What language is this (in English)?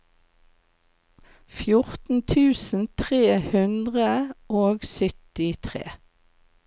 Norwegian